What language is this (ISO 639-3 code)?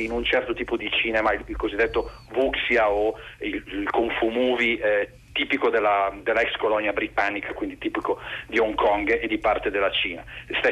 ita